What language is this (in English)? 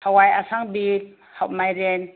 Manipuri